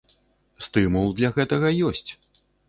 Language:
Belarusian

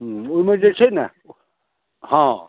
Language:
Maithili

